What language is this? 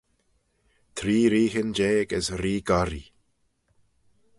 Manx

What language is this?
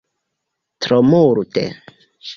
Esperanto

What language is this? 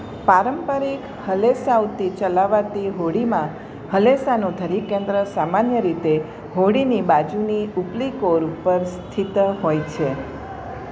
Gujarati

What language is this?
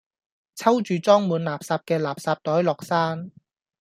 Cantonese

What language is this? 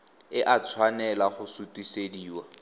Tswana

